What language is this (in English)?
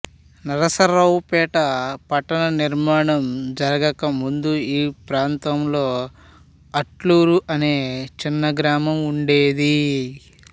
Telugu